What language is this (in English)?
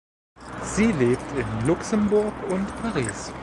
German